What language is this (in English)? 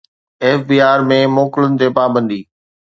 Sindhi